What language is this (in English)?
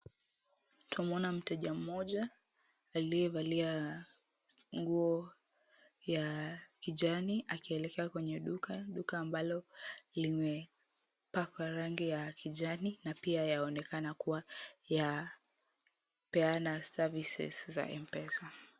Swahili